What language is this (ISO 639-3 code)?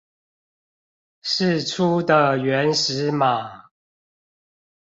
zho